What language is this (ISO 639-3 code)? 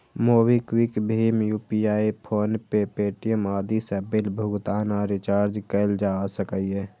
mai